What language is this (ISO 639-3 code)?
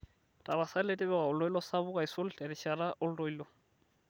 mas